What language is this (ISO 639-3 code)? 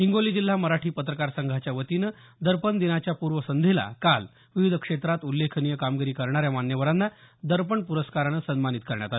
mar